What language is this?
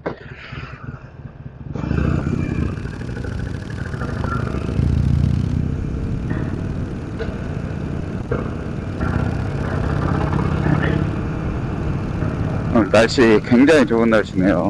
Korean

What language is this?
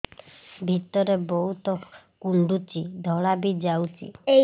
Odia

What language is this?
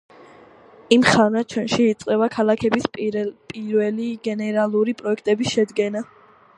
Georgian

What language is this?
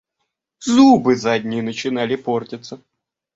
Russian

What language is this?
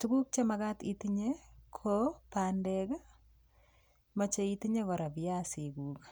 Kalenjin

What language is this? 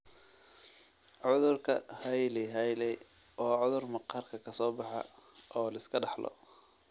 Somali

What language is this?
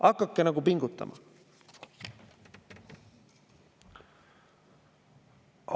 Estonian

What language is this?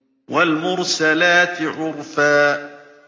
Arabic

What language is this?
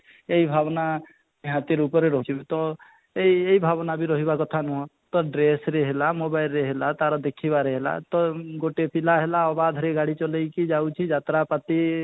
Odia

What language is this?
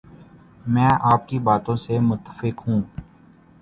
Urdu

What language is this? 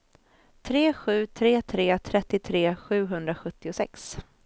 Swedish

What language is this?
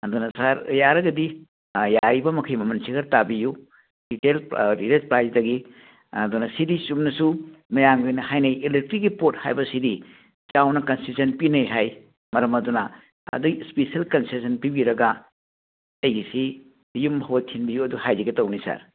Manipuri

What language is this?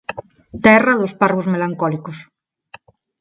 Galician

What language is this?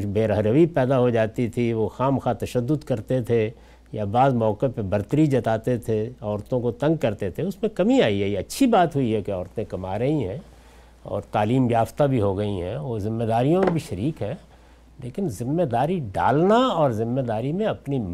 Urdu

